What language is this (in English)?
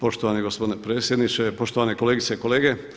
Croatian